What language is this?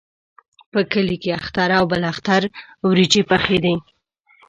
Pashto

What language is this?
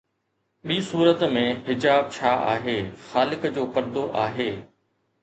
Sindhi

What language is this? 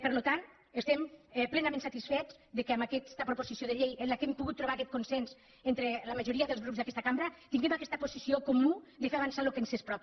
Catalan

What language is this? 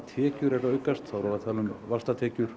Icelandic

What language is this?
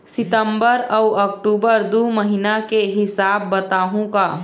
Chhattisgarhi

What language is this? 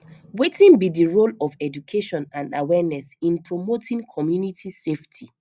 Nigerian Pidgin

